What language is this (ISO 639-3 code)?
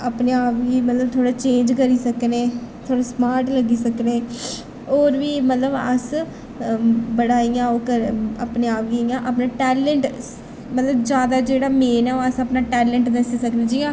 doi